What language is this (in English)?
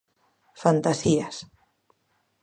Galician